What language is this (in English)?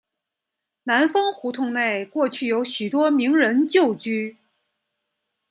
Chinese